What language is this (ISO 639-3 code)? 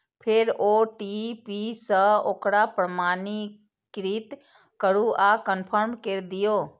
mai